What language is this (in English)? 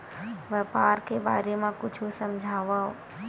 Chhattisgarhi